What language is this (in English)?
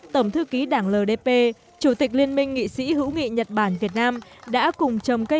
Vietnamese